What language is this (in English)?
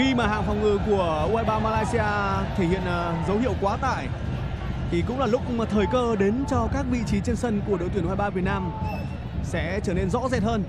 Vietnamese